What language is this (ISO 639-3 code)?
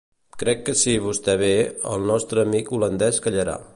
cat